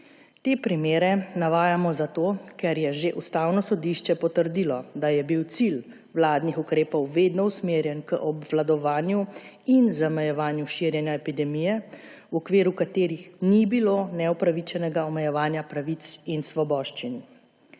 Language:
Slovenian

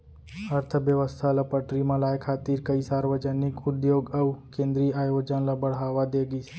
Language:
Chhattisgarhi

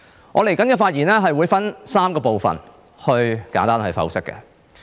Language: Cantonese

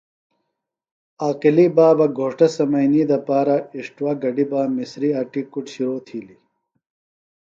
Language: Phalura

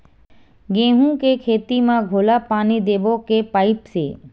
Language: Chhattisgarhi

